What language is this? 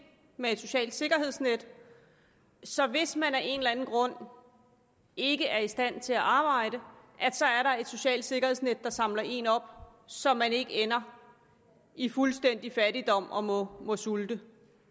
Danish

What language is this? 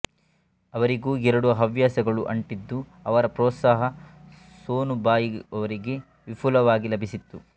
Kannada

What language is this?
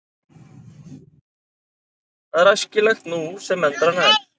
Icelandic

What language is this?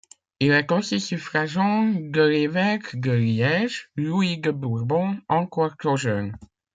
French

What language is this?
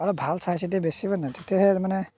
Assamese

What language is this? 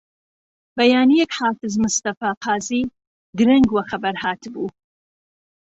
Central Kurdish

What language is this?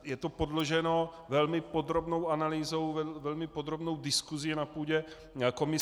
Czech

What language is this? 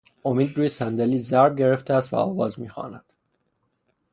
Persian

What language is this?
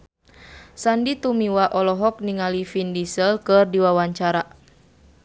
Sundanese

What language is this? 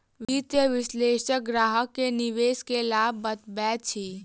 Maithili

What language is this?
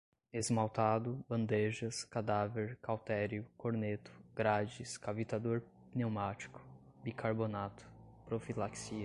Portuguese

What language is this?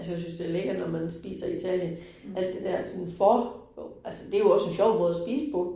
Danish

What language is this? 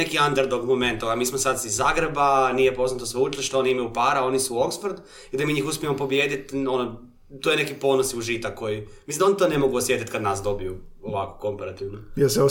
Croatian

